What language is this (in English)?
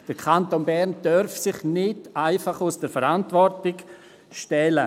Swiss German